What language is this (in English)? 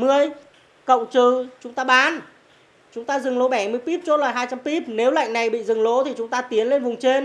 Vietnamese